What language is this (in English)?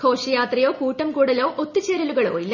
Malayalam